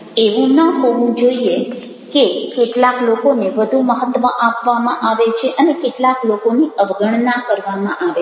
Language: Gujarati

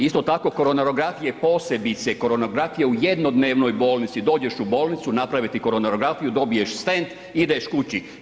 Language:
Croatian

